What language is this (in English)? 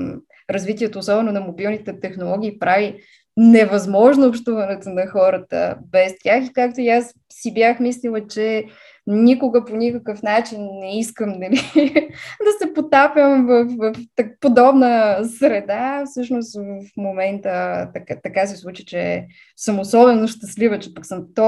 Bulgarian